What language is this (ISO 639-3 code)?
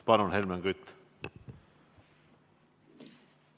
est